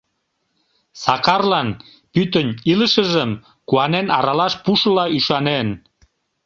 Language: Mari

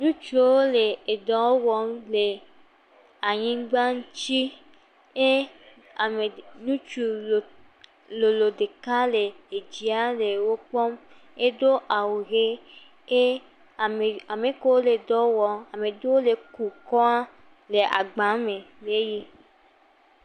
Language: Ewe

